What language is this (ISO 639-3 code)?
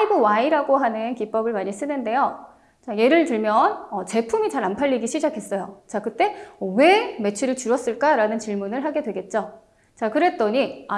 kor